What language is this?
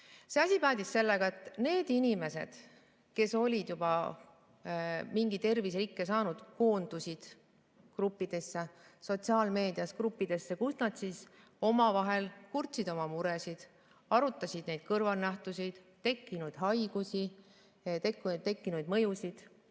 Estonian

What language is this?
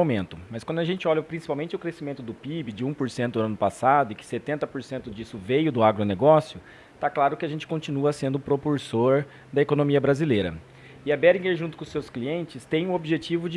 Portuguese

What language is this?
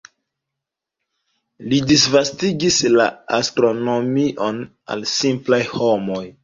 Esperanto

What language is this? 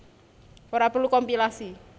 Javanese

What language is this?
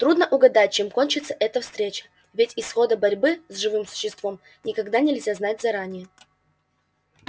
Russian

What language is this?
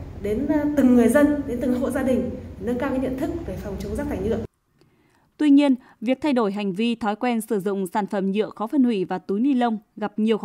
Vietnamese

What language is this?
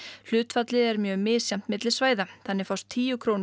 Icelandic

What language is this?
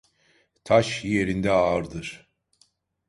Turkish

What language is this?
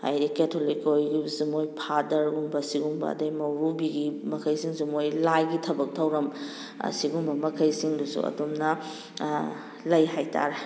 Manipuri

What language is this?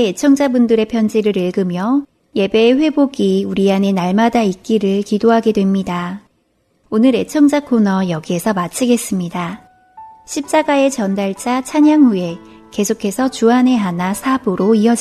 Korean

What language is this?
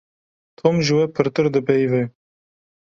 Kurdish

